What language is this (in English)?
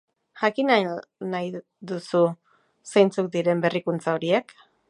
Basque